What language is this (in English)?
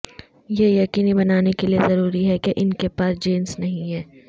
Urdu